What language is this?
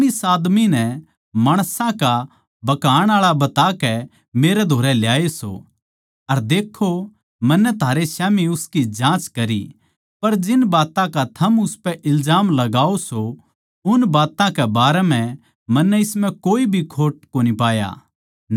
Haryanvi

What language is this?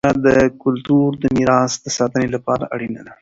Pashto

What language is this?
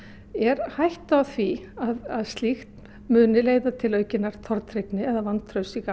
Icelandic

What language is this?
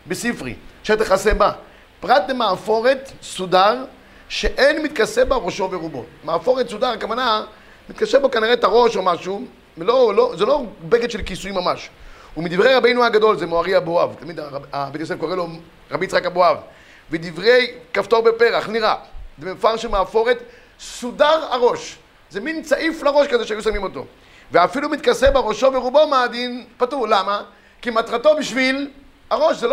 Hebrew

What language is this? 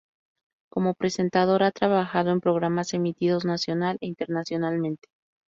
Spanish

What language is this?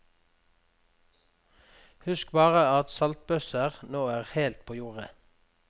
Norwegian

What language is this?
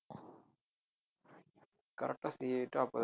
Tamil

